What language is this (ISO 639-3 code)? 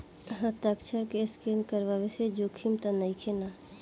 bho